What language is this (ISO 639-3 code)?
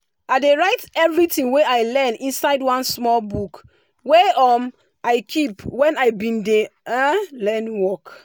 pcm